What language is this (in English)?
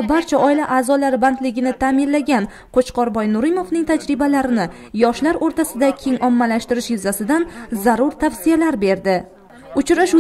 Turkish